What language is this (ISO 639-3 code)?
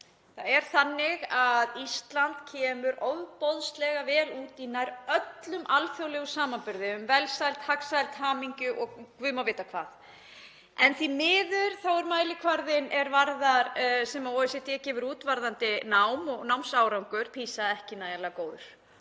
isl